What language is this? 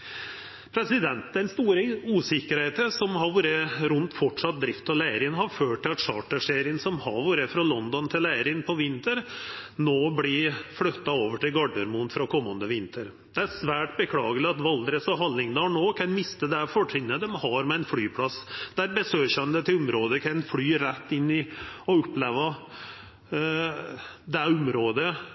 Norwegian Nynorsk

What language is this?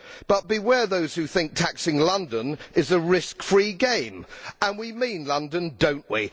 English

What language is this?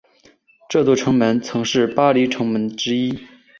Chinese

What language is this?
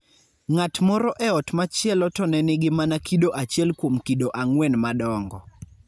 Luo (Kenya and Tanzania)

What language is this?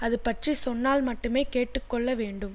Tamil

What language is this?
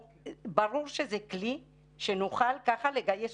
Hebrew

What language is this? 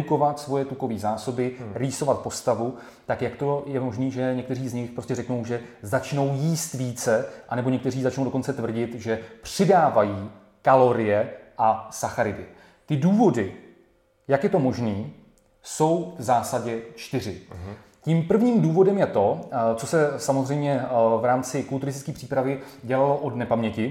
Czech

